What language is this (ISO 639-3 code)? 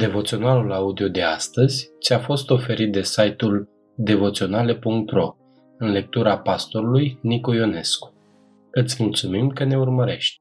ron